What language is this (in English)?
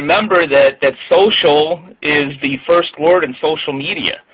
English